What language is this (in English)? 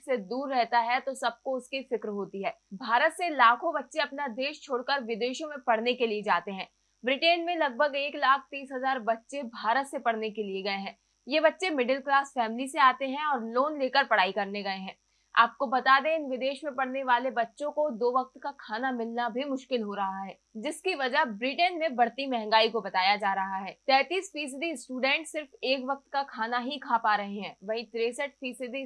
Hindi